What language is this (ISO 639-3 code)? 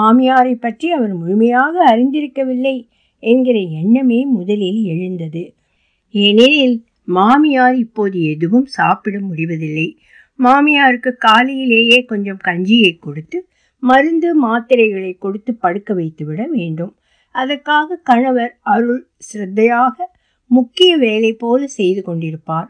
tam